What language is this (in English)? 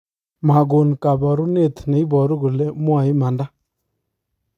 Kalenjin